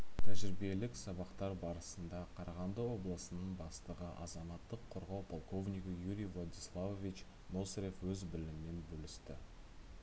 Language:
Kazakh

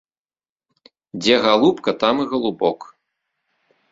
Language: Belarusian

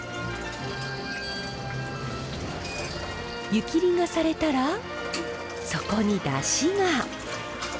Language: Japanese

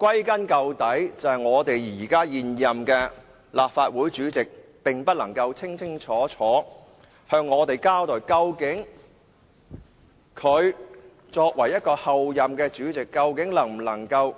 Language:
Cantonese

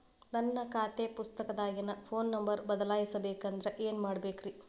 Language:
Kannada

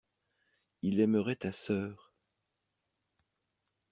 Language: French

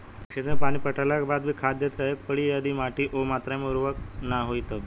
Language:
Bhojpuri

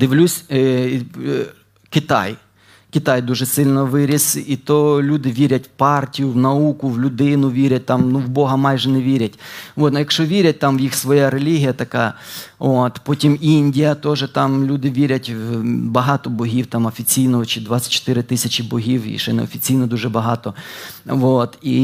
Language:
Ukrainian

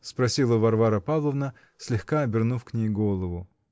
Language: Russian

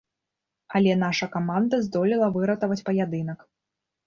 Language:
Belarusian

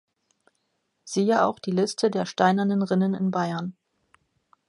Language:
German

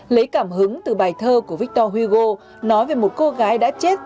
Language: Vietnamese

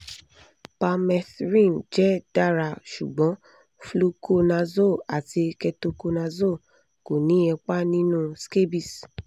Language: Yoruba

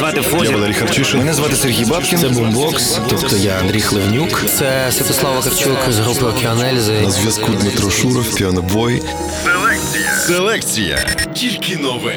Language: Ukrainian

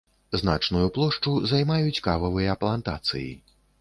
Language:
Belarusian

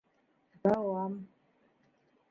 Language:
Bashkir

